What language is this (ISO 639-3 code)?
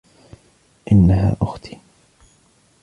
ara